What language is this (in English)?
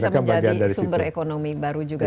Indonesian